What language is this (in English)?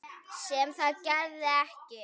Icelandic